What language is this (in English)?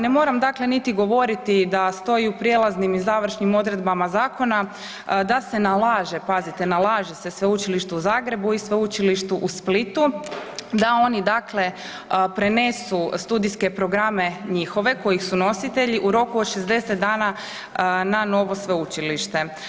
Croatian